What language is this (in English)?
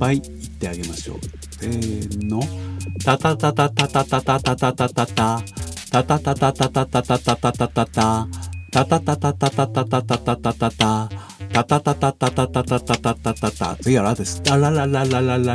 Japanese